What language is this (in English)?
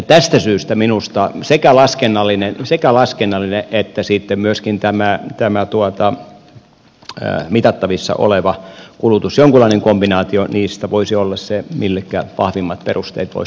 Finnish